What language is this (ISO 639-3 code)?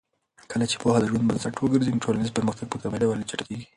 pus